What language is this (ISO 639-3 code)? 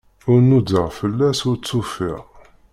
kab